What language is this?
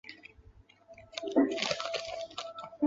Chinese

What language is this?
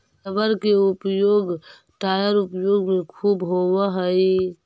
Magahi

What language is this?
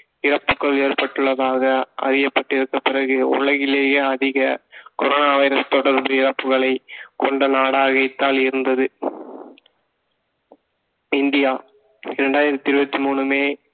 Tamil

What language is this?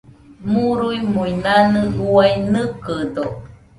Nüpode Huitoto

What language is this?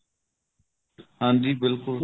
Punjabi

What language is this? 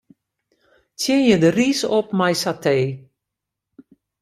Western Frisian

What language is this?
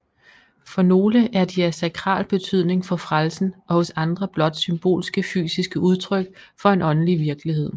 Danish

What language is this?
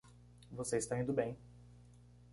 Portuguese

